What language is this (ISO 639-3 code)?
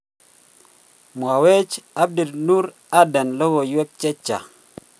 kln